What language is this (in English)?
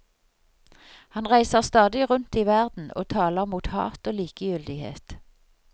Norwegian